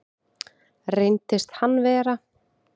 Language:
Icelandic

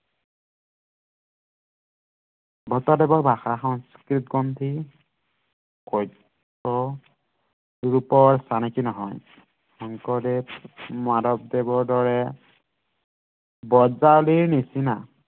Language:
Assamese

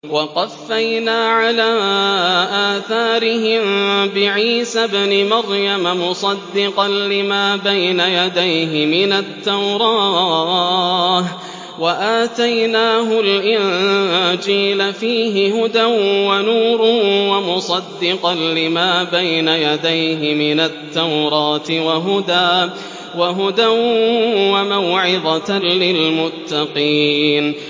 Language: Arabic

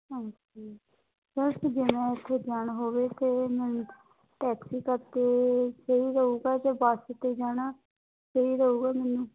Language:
Punjabi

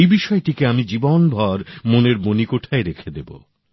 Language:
Bangla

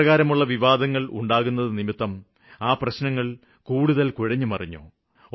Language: Malayalam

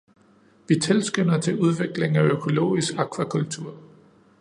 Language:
Danish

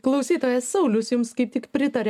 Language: Lithuanian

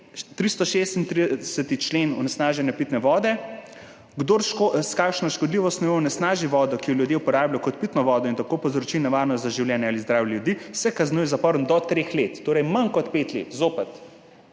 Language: Slovenian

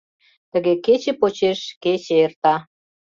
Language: Mari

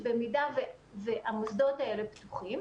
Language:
Hebrew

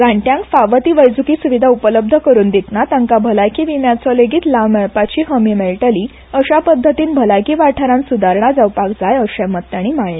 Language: Konkani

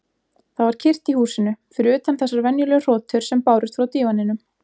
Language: Icelandic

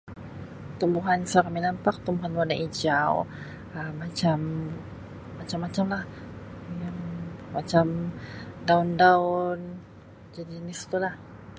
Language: Sabah Malay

